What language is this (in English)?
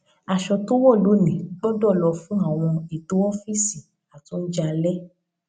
Yoruba